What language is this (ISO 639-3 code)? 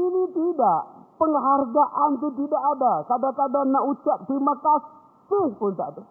msa